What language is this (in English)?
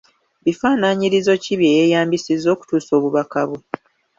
Ganda